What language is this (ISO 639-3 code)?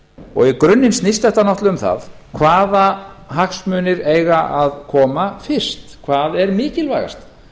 isl